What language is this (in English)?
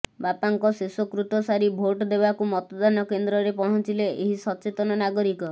Odia